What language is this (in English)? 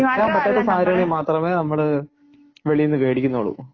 Malayalam